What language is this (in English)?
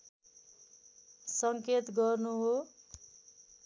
Nepali